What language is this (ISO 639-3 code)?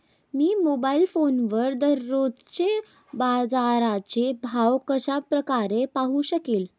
mar